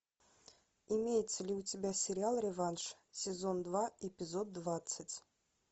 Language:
Russian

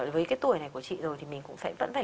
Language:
Vietnamese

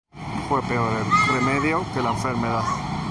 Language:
Spanish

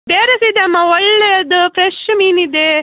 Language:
Kannada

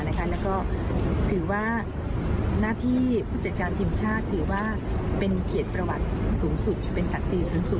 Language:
Thai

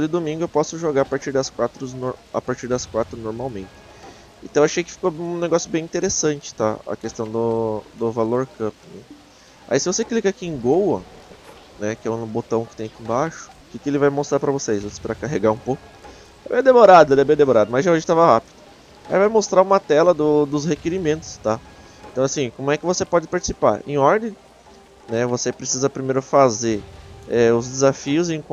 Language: Portuguese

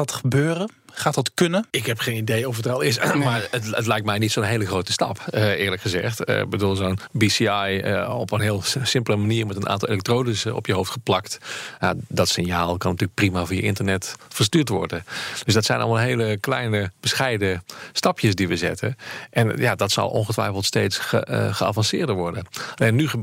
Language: Dutch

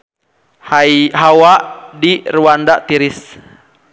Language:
Sundanese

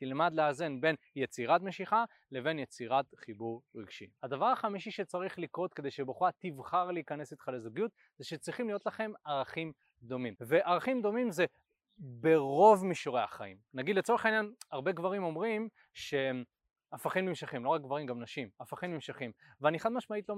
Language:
Hebrew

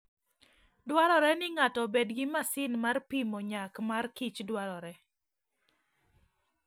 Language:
Luo (Kenya and Tanzania)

